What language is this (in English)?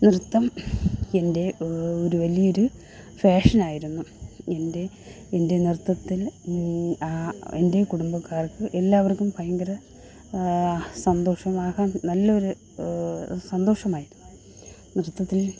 Malayalam